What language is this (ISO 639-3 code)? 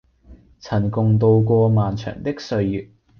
yue